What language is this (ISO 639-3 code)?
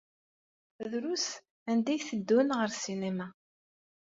kab